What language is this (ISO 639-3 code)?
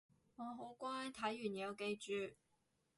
yue